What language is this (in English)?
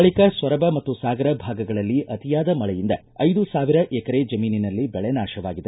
Kannada